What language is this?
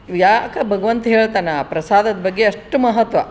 Kannada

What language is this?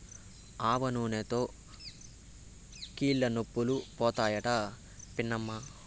Telugu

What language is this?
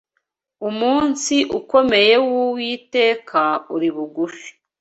Kinyarwanda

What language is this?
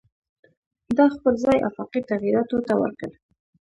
Pashto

